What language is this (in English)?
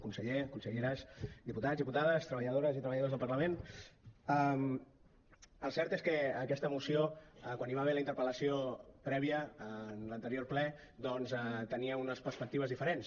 Catalan